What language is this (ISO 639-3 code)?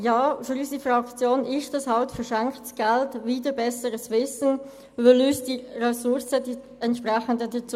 gsw